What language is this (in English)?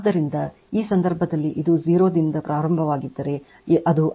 Kannada